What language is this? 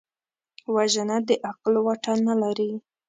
Pashto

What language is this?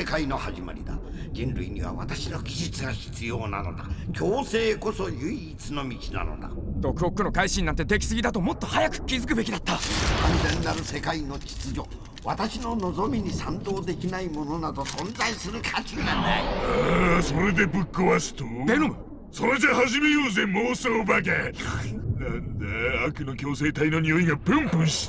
Japanese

